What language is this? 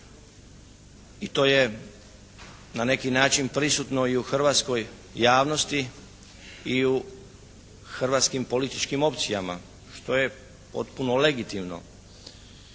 Croatian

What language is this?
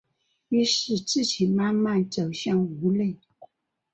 Chinese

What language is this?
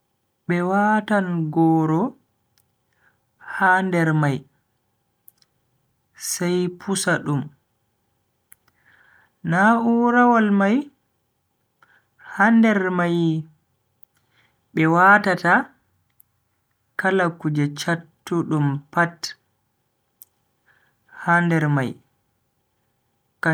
Bagirmi Fulfulde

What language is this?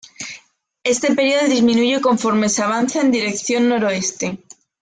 Spanish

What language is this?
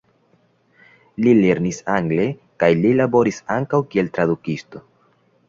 Esperanto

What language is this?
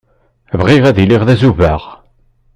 Kabyle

